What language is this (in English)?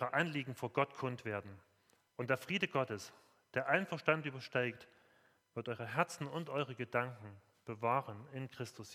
German